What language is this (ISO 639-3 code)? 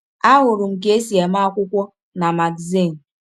ibo